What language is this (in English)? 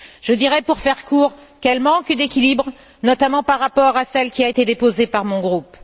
French